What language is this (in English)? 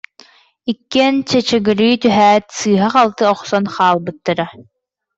Yakut